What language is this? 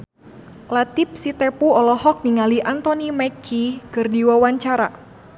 Sundanese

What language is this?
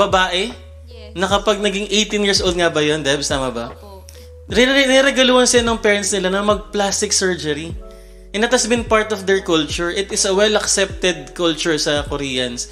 Filipino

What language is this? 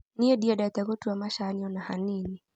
Kikuyu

